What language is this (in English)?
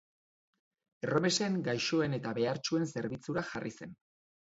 Basque